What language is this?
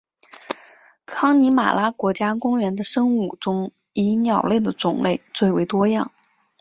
Chinese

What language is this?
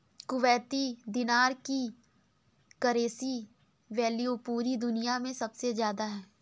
Hindi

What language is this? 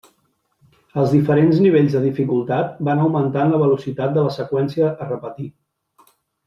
Catalan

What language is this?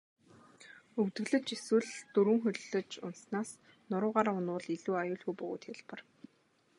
Mongolian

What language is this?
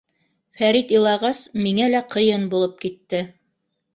Bashkir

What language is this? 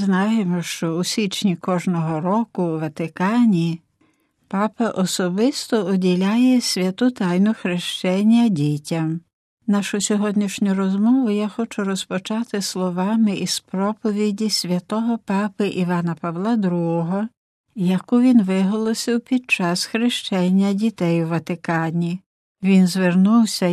Ukrainian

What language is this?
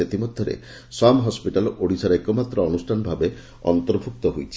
Odia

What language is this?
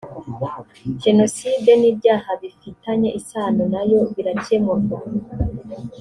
Kinyarwanda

